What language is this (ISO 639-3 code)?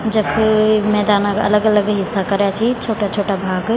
gbm